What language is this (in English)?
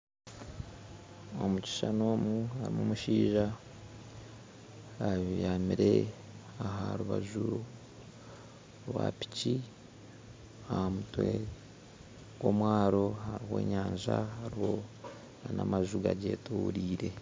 Nyankole